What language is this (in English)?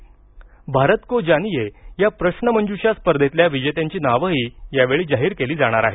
Marathi